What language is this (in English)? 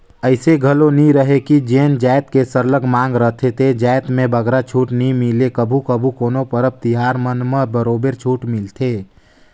Chhattisgarhi